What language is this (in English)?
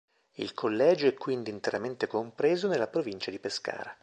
Italian